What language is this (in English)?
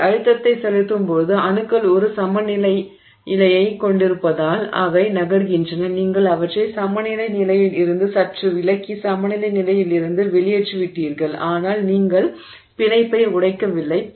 Tamil